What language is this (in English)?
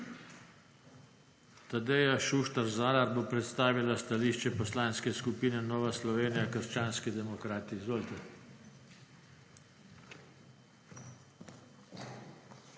Slovenian